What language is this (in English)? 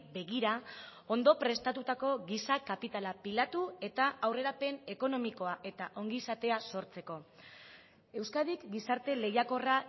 Basque